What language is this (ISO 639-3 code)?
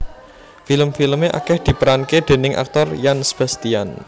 jav